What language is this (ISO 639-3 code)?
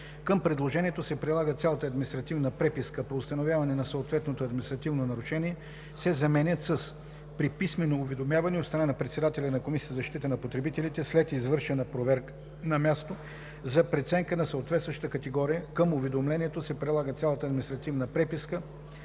bul